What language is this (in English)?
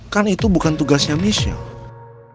Indonesian